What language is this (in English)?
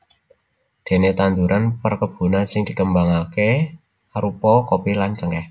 Javanese